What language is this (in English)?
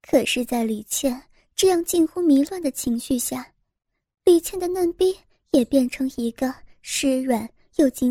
Chinese